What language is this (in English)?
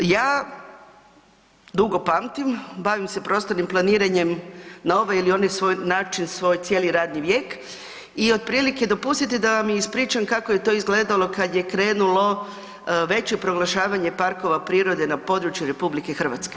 Croatian